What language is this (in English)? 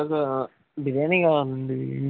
Telugu